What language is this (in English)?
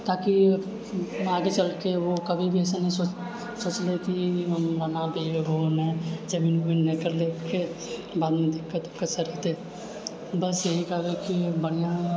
Maithili